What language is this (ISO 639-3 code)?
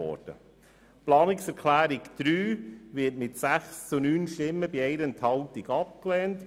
gsw